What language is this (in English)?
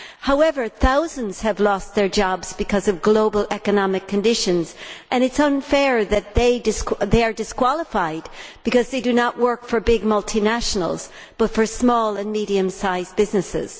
English